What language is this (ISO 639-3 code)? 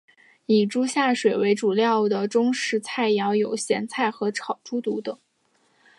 zho